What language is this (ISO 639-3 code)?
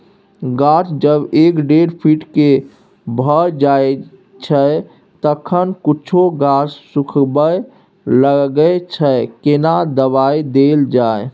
mai